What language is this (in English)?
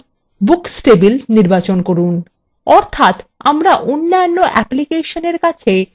Bangla